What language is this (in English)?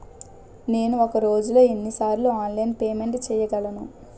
Telugu